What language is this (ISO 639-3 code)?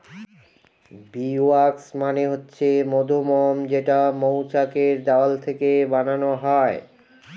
ben